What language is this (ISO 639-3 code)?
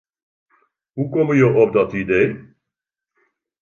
fry